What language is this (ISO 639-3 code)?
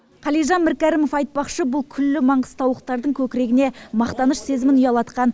kaz